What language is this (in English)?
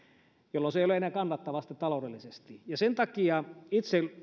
Finnish